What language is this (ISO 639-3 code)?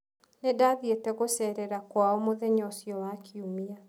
kik